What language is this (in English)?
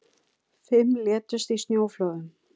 Icelandic